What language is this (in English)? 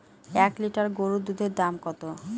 Bangla